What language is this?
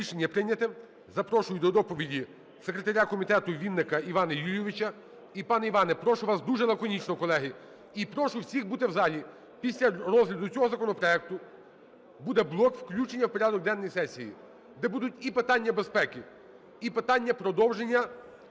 Ukrainian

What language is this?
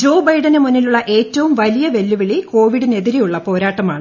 Malayalam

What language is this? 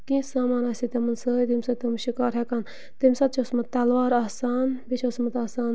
Kashmiri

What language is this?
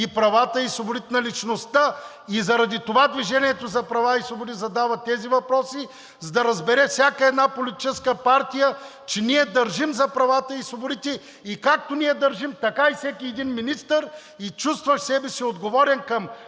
Bulgarian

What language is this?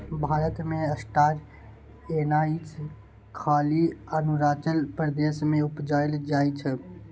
Maithili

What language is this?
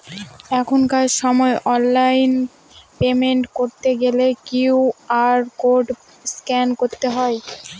Bangla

